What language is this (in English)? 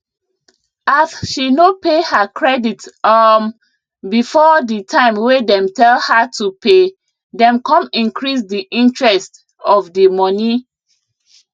Nigerian Pidgin